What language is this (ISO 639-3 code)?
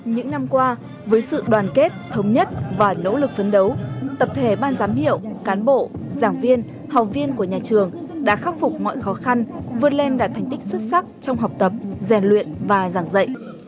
vie